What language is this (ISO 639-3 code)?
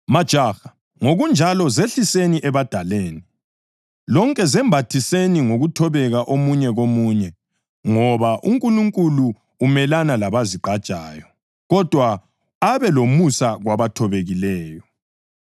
nde